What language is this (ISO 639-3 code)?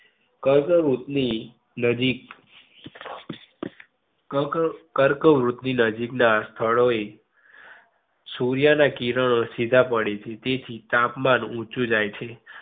guj